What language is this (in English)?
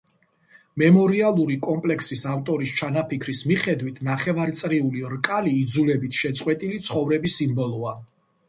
Georgian